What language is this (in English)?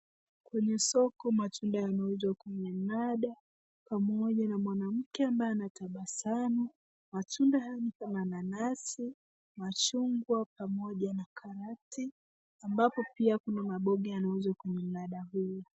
Swahili